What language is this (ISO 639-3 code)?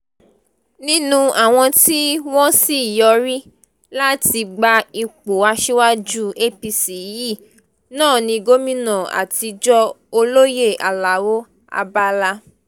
yor